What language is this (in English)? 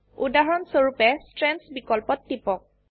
Assamese